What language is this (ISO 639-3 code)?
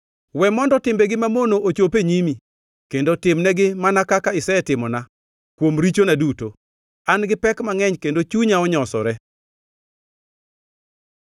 luo